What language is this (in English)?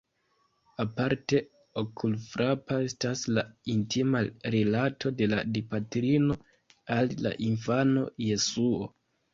Esperanto